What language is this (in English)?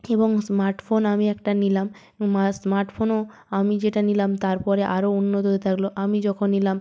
Bangla